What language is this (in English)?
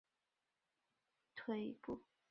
Chinese